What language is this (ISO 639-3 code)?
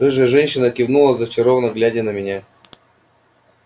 rus